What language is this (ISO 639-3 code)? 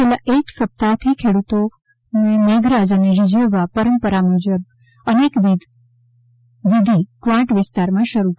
guj